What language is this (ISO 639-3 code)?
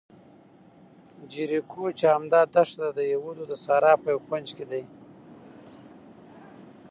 pus